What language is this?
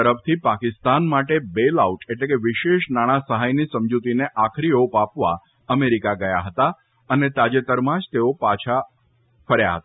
Gujarati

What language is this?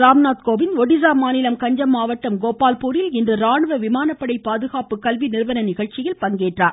Tamil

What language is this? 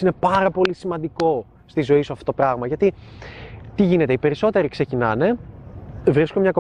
Greek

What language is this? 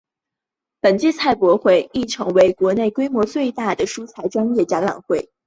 Chinese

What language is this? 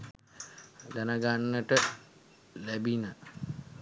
Sinhala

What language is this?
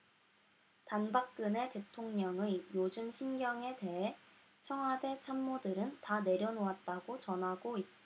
Korean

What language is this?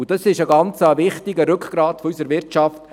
Swiss German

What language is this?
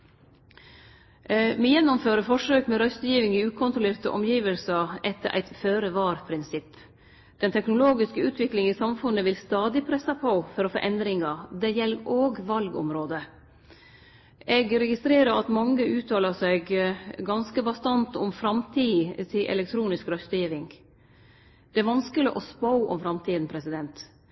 Norwegian Nynorsk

